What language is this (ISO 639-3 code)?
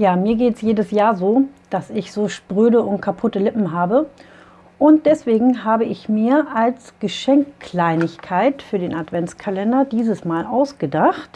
deu